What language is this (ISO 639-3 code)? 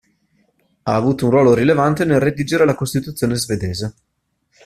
ita